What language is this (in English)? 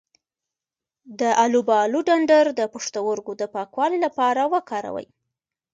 Pashto